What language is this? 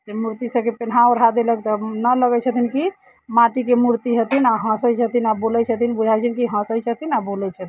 Maithili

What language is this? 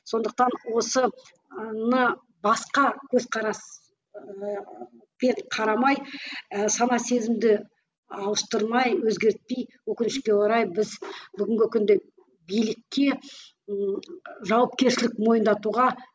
Kazakh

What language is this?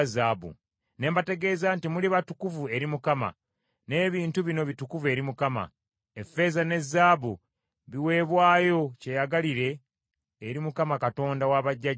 Ganda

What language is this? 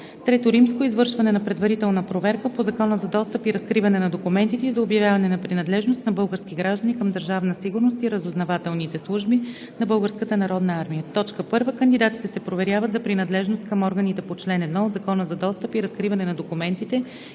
Bulgarian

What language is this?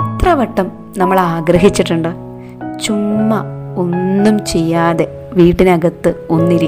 Malayalam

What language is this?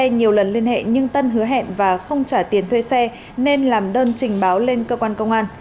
Vietnamese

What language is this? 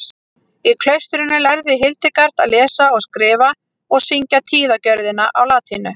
Icelandic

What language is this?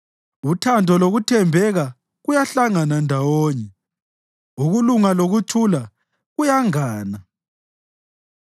North Ndebele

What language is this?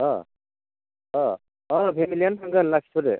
Bodo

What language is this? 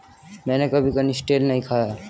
Hindi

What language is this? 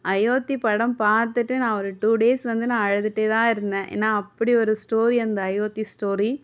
Tamil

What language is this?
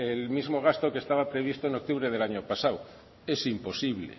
Spanish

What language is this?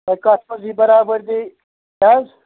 Kashmiri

